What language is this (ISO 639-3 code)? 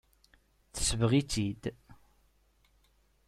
kab